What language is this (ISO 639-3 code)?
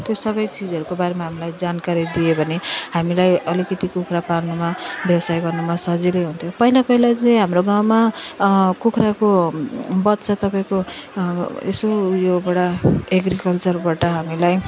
nep